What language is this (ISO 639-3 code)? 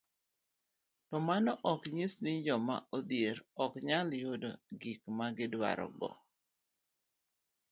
luo